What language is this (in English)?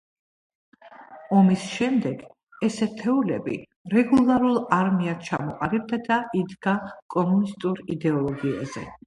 Georgian